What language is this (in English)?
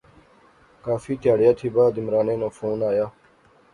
Pahari-Potwari